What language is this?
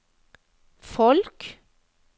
Norwegian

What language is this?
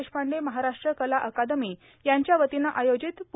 Marathi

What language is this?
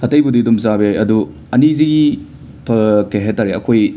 Manipuri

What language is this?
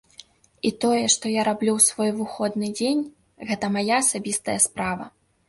Belarusian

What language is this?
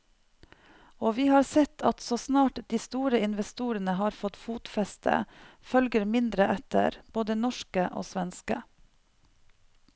Norwegian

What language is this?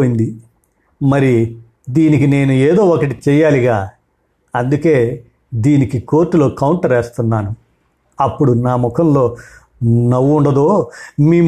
Telugu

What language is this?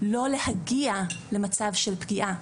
Hebrew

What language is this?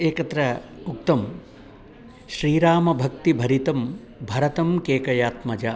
Sanskrit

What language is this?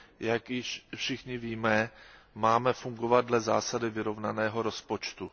Czech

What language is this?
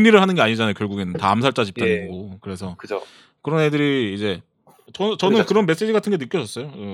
Korean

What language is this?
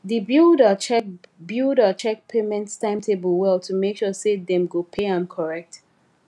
Nigerian Pidgin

